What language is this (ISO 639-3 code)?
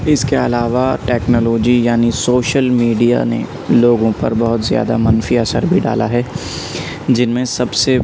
urd